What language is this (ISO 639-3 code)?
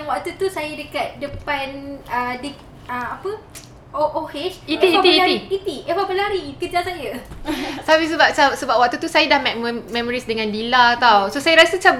msa